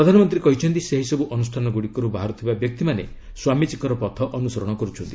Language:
Odia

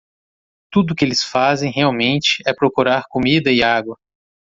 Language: Portuguese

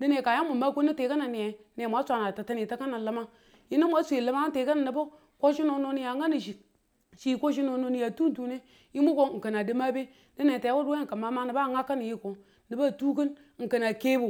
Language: Tula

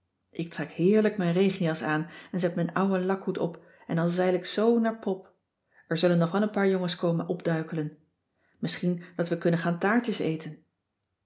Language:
Dutch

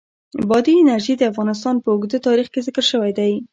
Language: Pashto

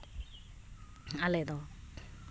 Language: Santali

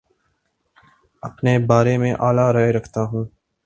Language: Urdu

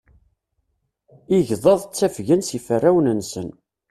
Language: Kabyle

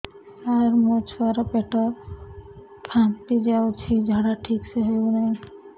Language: Odia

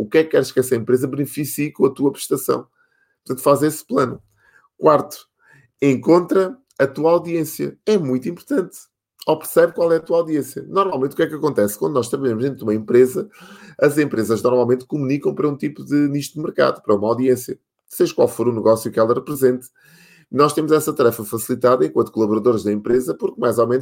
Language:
Portuguese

